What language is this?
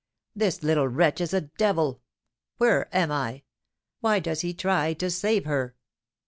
English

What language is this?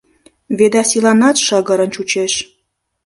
Mari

